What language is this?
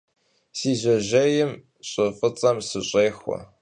Kabardian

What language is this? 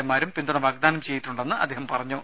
Malayalam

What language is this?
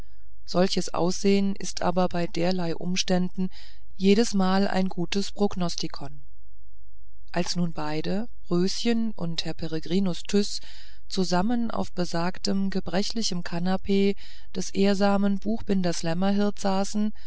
German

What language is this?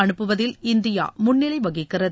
Tamil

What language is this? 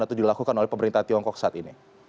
Indonesian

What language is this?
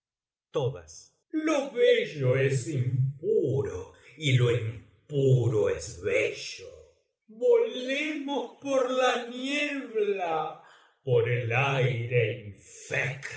Spanish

